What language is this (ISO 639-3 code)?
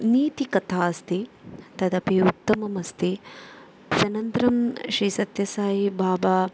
san